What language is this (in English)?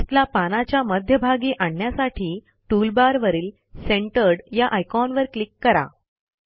Marathi